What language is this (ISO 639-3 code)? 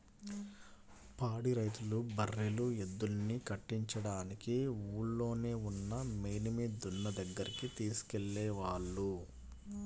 tel